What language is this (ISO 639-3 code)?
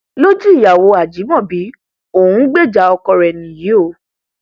yor